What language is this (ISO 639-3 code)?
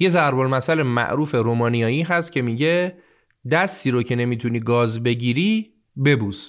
fas